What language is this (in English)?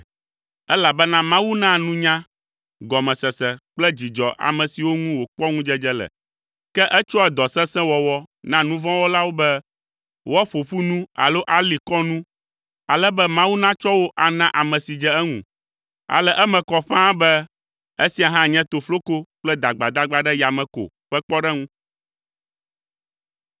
Ewe